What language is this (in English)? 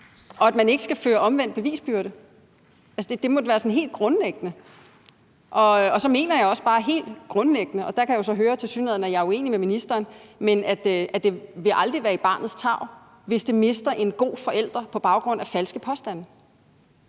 Danish